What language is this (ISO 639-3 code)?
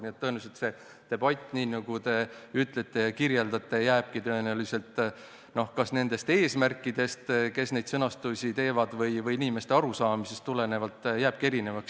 est